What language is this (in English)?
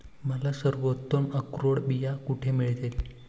Marathi